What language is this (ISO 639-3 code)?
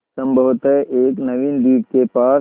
hin